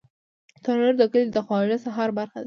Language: Pashto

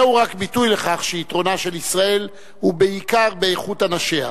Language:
Hebrew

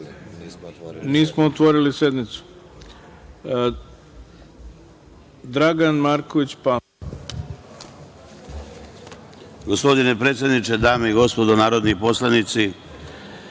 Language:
Serbian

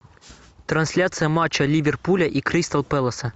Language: Russian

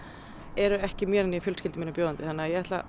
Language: Icelandic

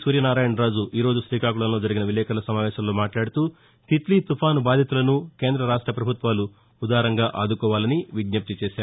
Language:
Telugu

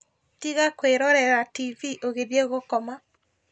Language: Kikuyu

